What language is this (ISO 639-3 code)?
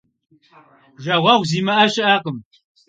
kbd